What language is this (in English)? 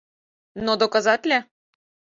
Mari